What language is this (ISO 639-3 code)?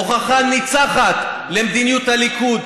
heb